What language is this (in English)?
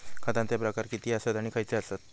Marathi